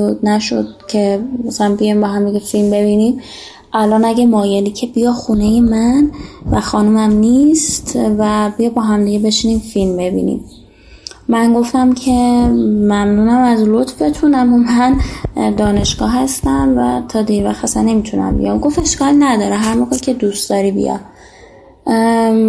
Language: Persian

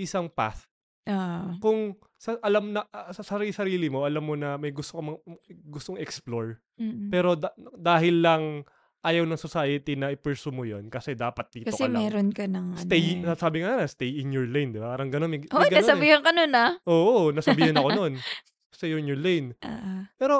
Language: Filipino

